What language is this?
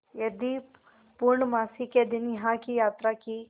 Hindi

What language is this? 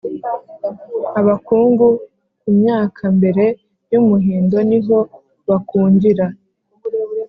Kinyarwanda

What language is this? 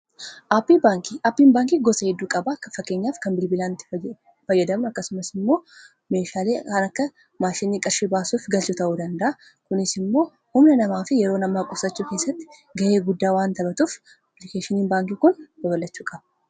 Oromo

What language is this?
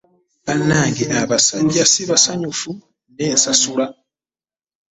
Ganda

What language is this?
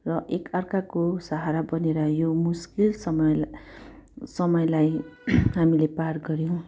Nepali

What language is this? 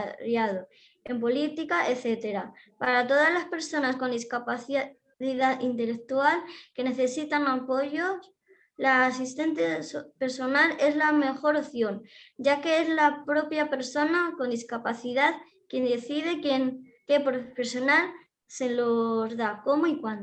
Spanish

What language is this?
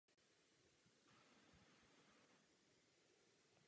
Czech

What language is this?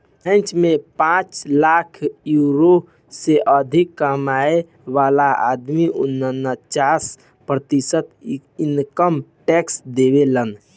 Bhojpuri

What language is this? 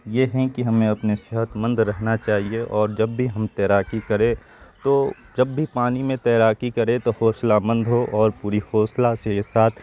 Urdu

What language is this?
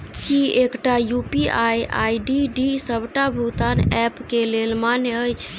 Maithili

